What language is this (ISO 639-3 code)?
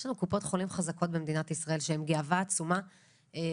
heb